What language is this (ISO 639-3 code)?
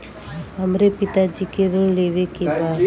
bho